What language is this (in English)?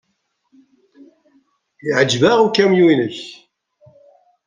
Kabyle